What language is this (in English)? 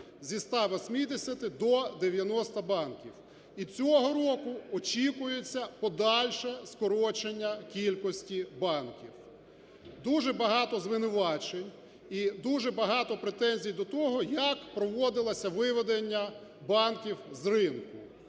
Ukrainian